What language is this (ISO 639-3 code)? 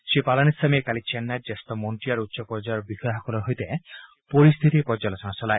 asm